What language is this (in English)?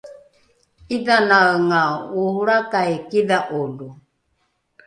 Rukai